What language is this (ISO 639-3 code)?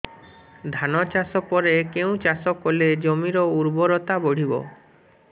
ori